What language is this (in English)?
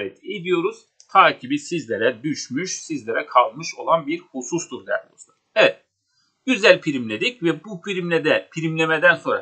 Turkish